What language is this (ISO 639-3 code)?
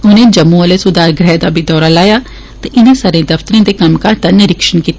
doi